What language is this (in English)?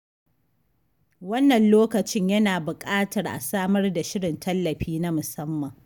Hausa